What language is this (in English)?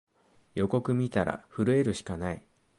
Japanese